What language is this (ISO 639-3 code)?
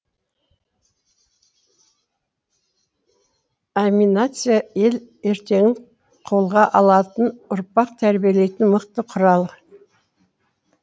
kaz